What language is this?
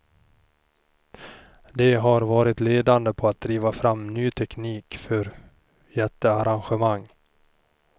Swedish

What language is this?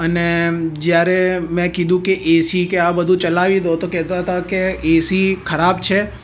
Gujarati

